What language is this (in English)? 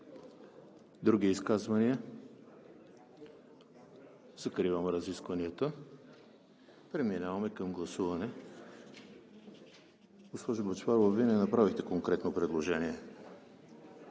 Bulgarian